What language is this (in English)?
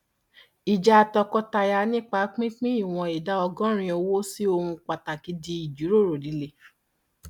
Yoruba